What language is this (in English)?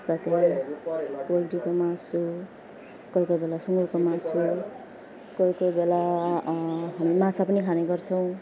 Nepali